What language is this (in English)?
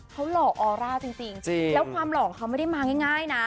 Thai